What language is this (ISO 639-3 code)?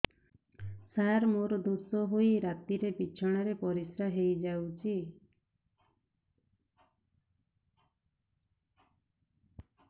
ori